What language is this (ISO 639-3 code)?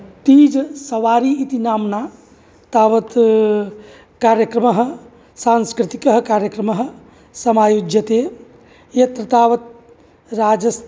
san